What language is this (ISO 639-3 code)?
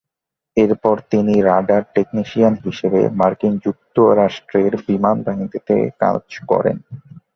ben